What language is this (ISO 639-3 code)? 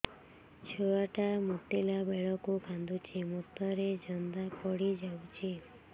ori